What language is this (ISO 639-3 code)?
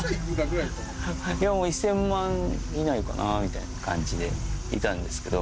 jpn